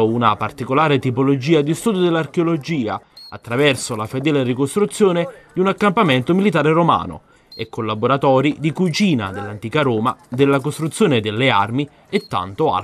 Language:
Italian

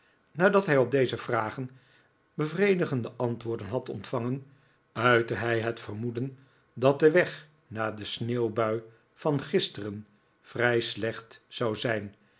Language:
Dutch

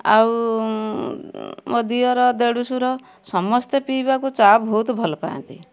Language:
Odia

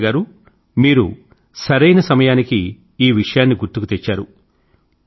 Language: Telugu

